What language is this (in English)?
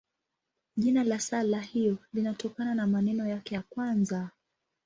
Swahili